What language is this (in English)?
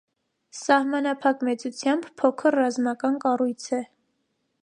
Armenian